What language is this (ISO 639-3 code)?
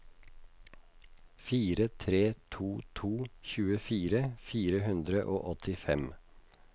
nor